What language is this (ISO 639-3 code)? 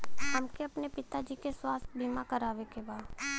bho